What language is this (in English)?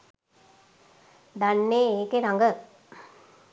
Sinhala